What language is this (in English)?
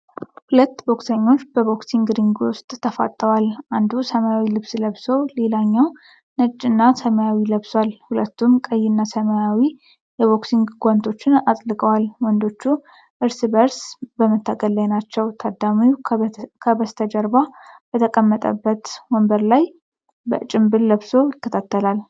Amharic